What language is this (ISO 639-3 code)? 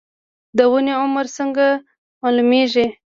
pus